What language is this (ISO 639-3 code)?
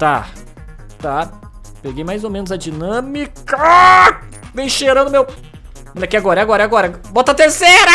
por